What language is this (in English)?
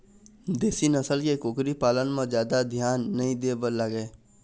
Chhattisgarhi